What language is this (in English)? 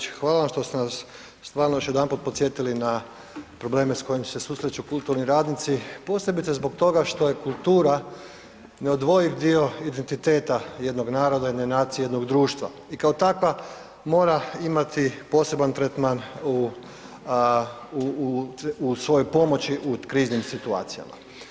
Croatian